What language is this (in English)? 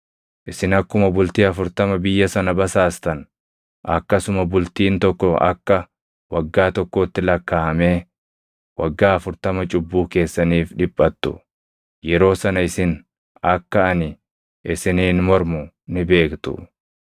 Oromo